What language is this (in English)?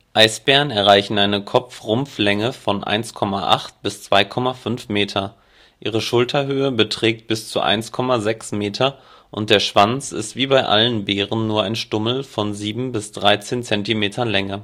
German